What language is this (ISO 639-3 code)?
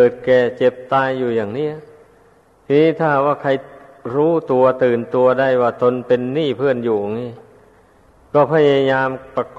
tha